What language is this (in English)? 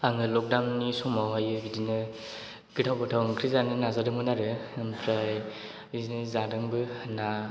Bodo